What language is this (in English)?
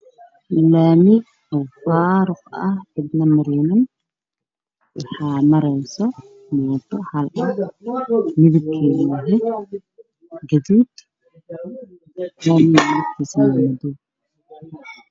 Somali